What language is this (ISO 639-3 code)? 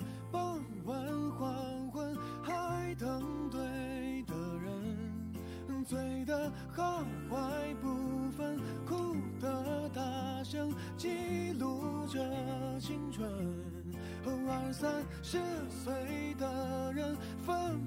zho